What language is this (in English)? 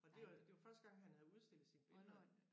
Danish